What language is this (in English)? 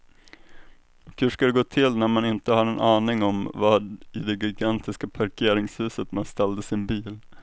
Swedish